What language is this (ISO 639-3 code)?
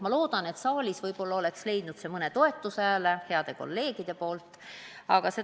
est